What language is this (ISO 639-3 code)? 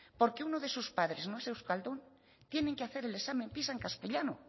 spa